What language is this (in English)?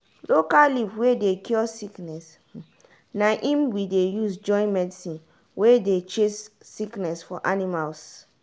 Nigerian Pidgin